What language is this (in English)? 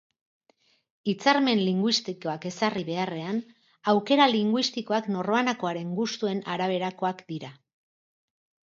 Basque